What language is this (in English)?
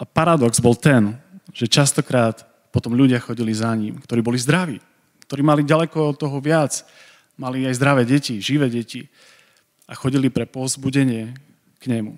Slovak